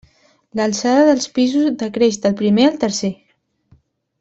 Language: Catalan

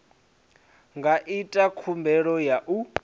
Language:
Venda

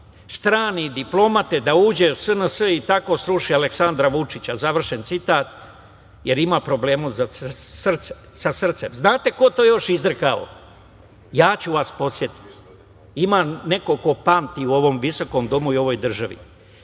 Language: Serbian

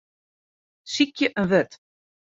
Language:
Western Frisian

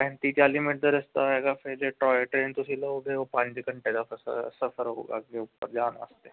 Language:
Punjabi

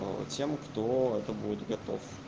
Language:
Russian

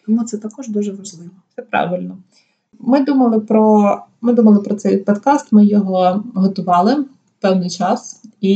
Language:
Ukrainian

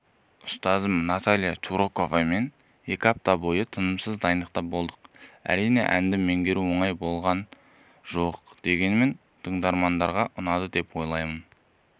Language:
Kazakh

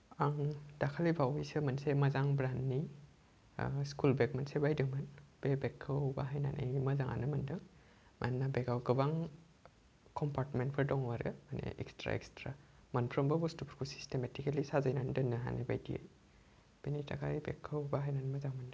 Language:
Bodo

